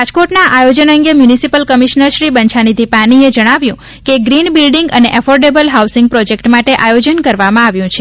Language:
Gujarati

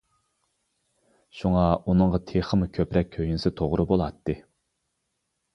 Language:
Uyghur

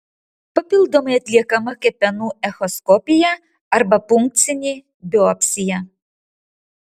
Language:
Lithuanian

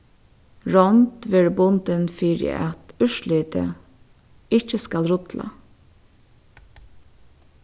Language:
Faroese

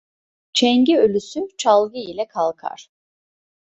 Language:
Turkish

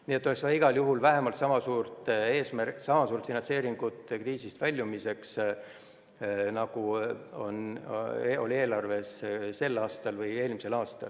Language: Estonian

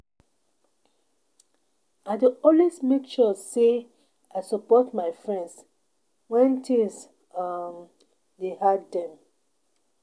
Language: Nigerian Pidgin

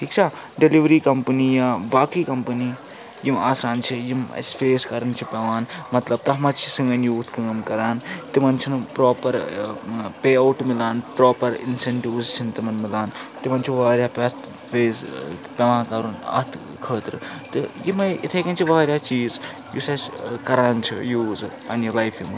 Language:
Kashmiri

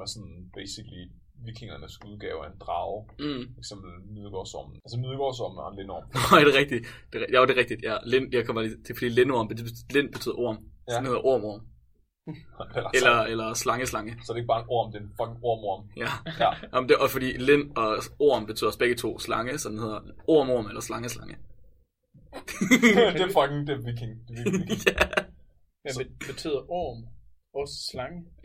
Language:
Danish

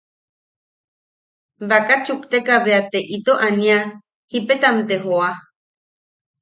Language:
Yaqui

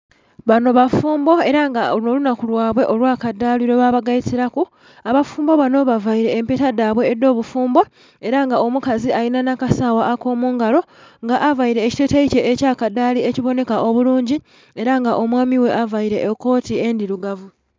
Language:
Soga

